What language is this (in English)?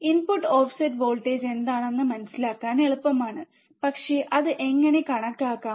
Malayalam